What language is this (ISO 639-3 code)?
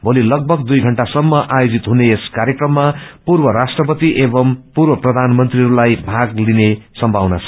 nep